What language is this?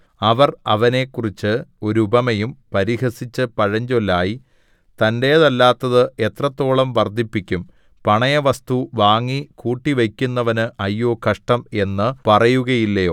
Malayalam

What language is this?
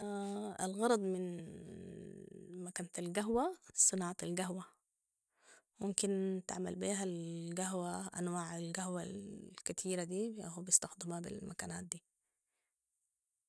Sudanese Arabic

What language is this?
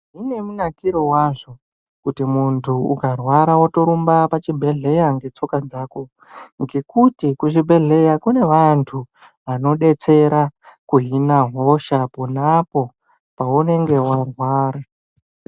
Ndau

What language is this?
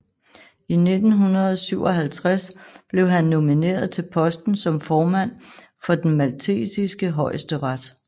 Danish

